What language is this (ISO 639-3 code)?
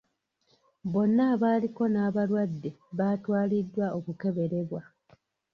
lug